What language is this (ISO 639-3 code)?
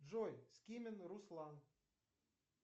rus